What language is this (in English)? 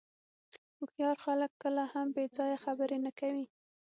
Pashto